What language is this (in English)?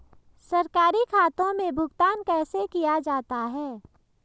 Hindi